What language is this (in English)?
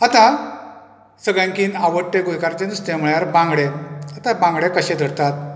Konkani